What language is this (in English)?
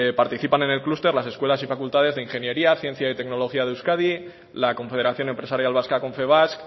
Spanish